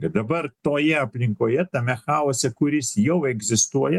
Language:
Lithuanian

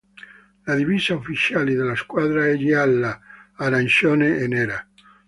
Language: Italian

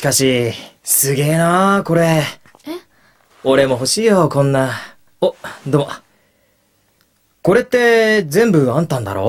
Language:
Japanese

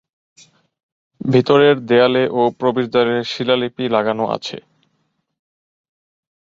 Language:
Bangla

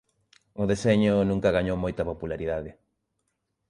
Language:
Galician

